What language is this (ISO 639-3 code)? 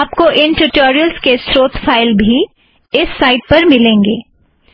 hin